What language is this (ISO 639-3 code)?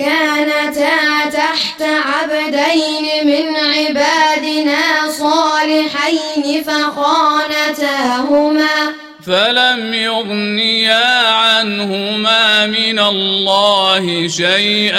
ara